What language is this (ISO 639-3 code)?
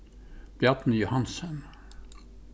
fao